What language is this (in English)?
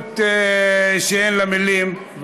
Hebrew